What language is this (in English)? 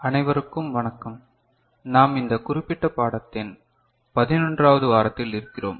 Tamil